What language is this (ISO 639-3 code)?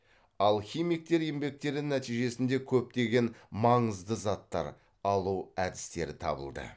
kaz